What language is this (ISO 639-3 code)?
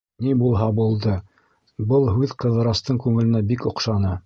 bak